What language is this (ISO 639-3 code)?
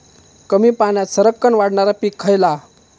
mar